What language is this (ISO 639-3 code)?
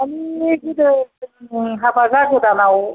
brx